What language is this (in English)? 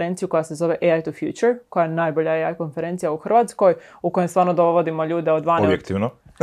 Croatian